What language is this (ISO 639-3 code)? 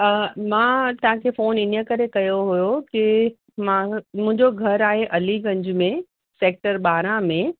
snd